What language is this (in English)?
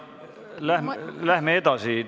Estonian